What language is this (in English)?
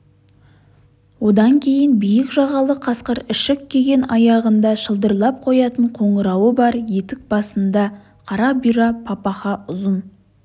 Kazakh